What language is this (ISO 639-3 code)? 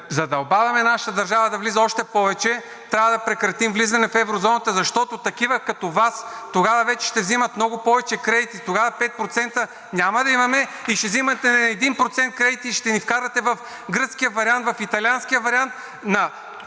bul